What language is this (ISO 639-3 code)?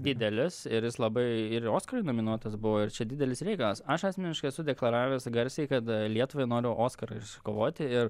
lit